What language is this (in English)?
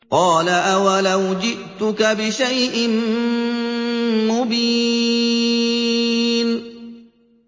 Arabic